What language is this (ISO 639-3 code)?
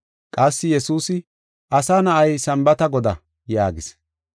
gof